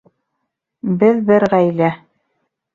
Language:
Bashkir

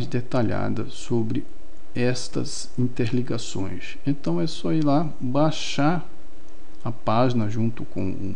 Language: Portuguese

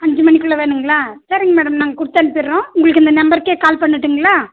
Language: Tamil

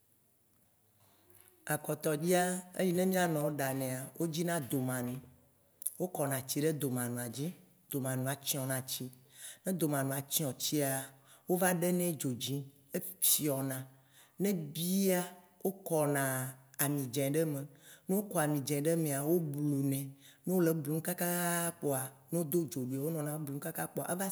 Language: Waci Gbe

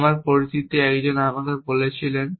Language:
Bangla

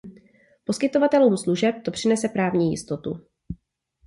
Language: Czech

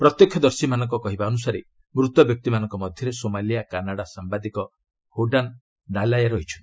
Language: Odia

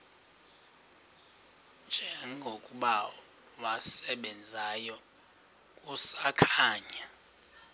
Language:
Xhosa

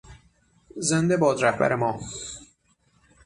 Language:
Persian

